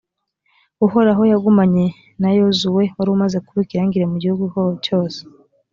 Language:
Kinyarwanda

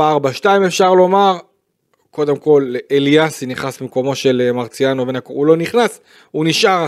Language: Hebrew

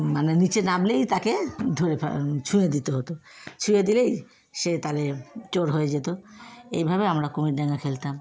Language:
Bangla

